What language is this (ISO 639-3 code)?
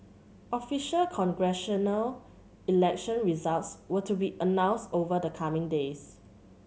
eng